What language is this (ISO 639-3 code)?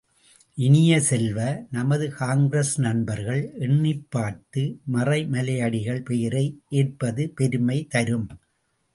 tam